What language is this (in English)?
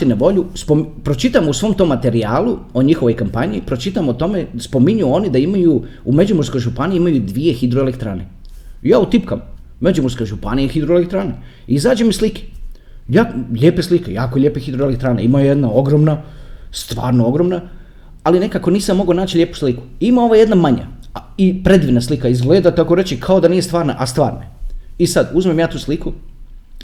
Croatian